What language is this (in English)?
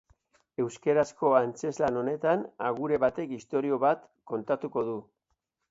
Basque